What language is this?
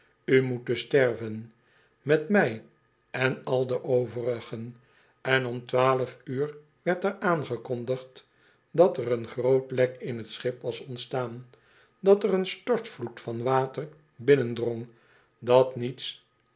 Dutch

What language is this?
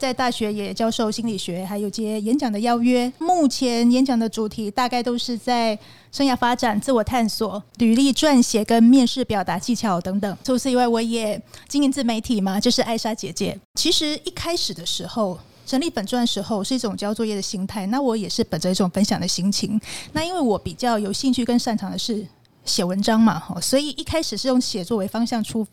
Chinese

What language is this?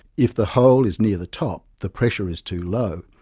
English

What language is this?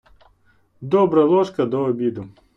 Ukrainian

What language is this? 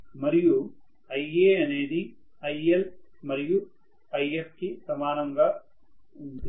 Telugu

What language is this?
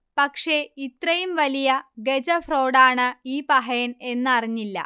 Malayalam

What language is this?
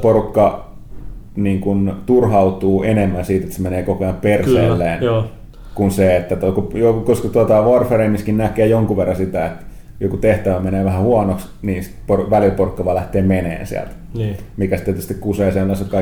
Finnish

